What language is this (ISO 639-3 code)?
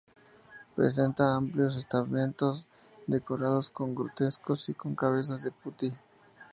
spa